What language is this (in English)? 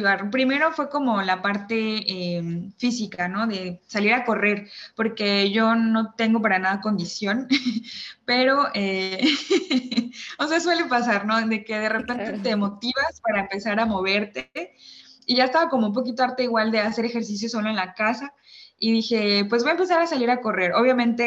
Spanish